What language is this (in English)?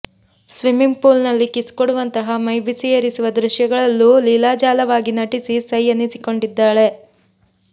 Kannada